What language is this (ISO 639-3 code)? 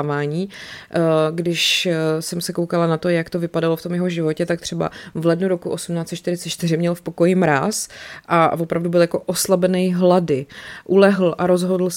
ces